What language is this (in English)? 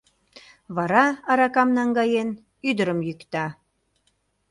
Mari